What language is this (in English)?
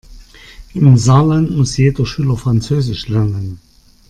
German